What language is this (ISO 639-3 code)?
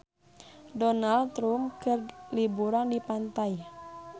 sun